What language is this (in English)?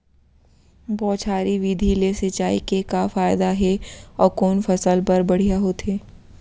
Chhattisgarhi